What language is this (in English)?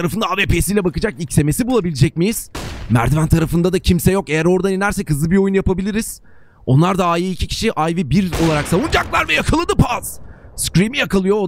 Turkish